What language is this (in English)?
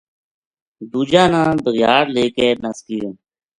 Gujari